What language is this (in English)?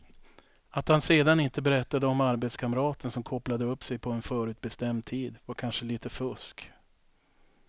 Swedish